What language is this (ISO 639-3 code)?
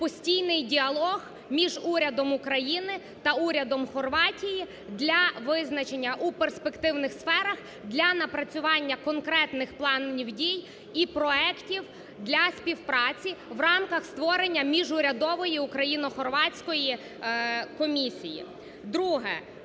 ukr